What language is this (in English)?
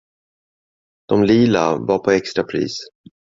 Swedish